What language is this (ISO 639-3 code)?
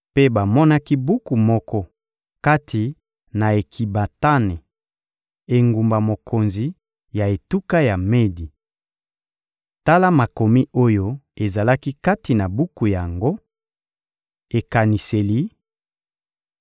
lin